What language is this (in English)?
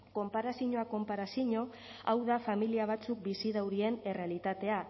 Basque